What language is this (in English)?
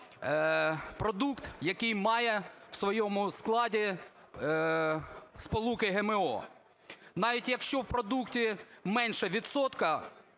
Ukrainian